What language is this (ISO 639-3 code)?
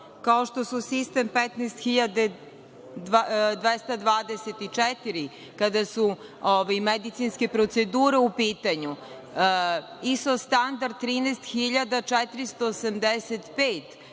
srp